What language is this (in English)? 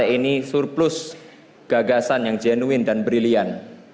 Indonesian